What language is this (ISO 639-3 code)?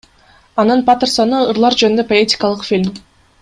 kir